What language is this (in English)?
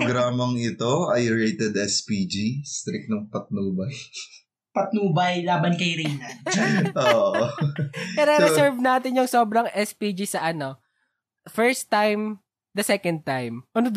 Filipino